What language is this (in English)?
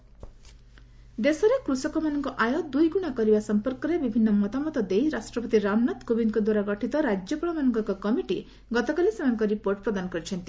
Odia